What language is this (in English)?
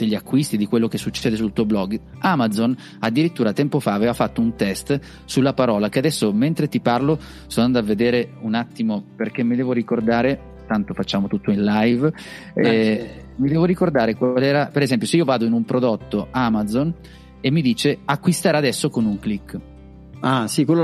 Italian